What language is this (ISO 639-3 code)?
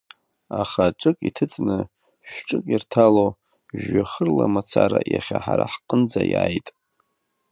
abk